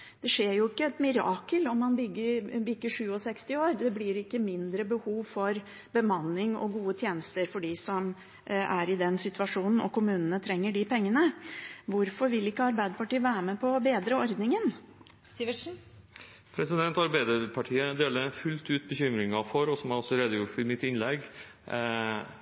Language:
Norwegian Bokmål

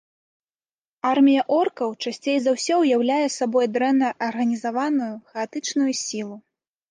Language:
Belarusian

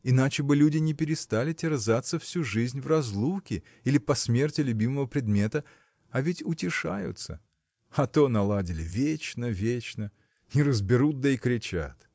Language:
Russian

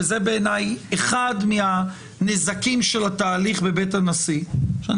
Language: Hebrew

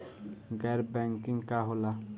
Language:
Bhojpuri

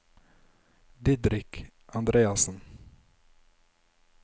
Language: Norwegian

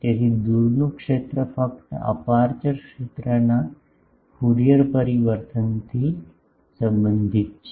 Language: Gujarati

